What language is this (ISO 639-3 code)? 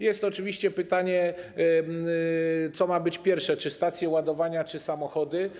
pol